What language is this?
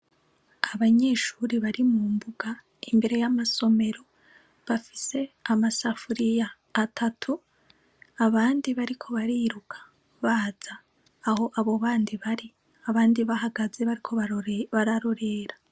Rundi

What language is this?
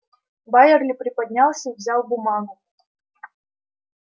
Russian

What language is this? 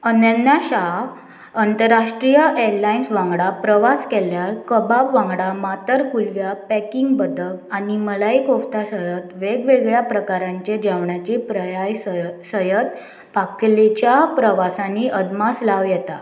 Konkani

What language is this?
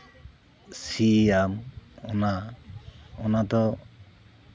Santali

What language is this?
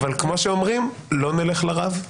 Hebrew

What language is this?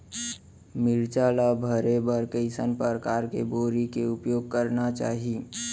Chhattisgarhi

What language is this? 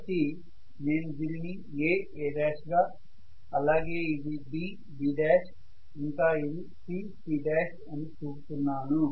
Telugu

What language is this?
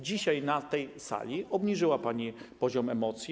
Polish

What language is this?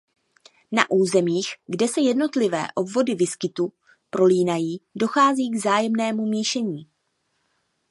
Czech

